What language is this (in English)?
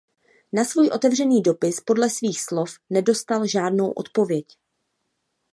Czech